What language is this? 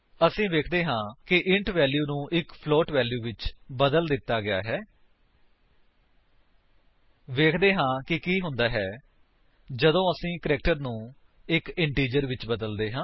Punjabi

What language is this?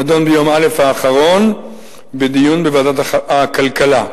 Hebrew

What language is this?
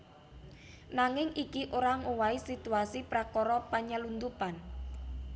Javanese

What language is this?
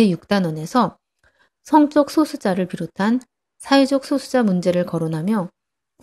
Korean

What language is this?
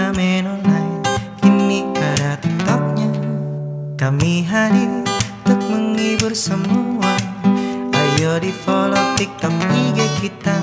Indonesian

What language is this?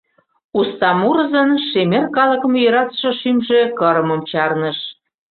Mari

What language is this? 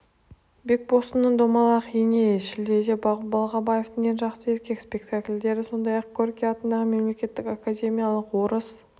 Kazakh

